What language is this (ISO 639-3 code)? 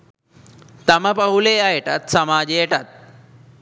sin